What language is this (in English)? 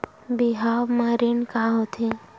Chhattisgarhi